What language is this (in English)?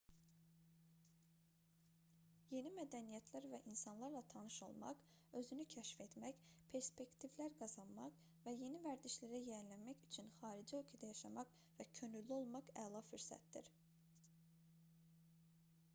Azerbaijani